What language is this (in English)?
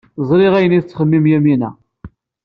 Kabyle